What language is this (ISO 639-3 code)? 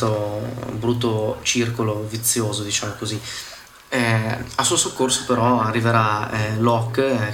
ita